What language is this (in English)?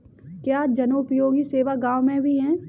Hindi